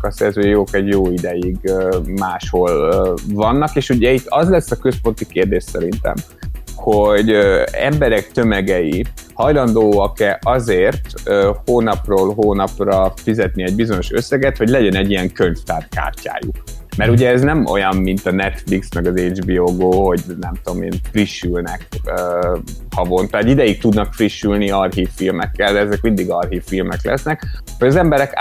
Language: Hungarian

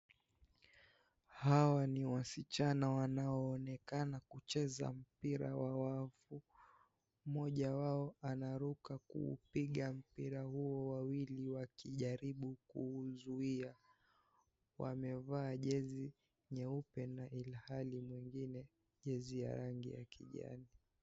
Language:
Swahili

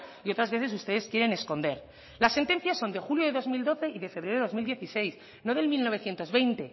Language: Spanish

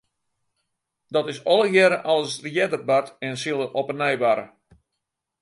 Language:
Western Frisian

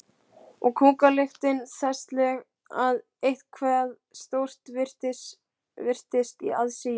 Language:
Icelandic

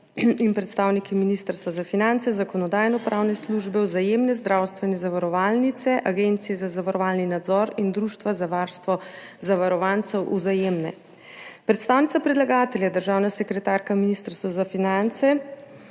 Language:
Slovenian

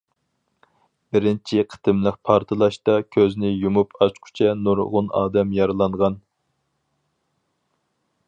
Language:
Uyghur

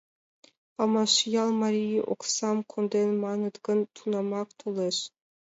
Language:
Mari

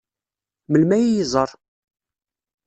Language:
Kabyle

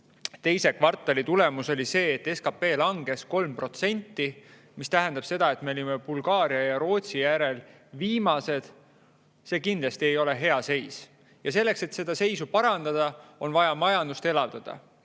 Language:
Estonian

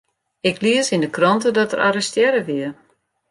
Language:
Western Frisian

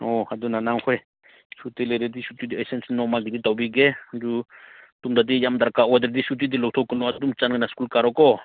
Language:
Manipuri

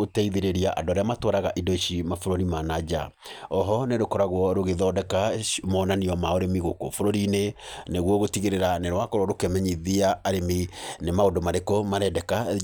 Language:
Kikuyu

